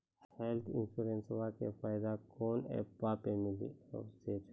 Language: Maithili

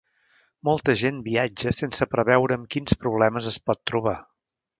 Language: Catalan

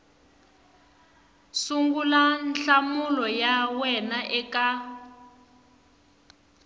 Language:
Tsonga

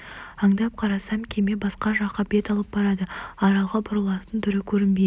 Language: Kazakh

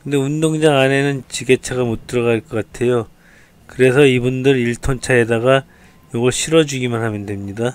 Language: Korean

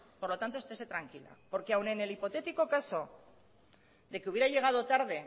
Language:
Spanish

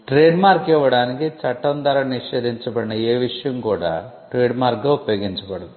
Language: Telugu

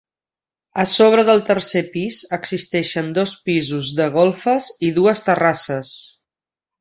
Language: Catalan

